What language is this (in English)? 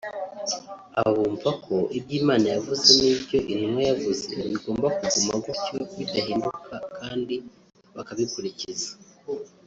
Kinyarwanda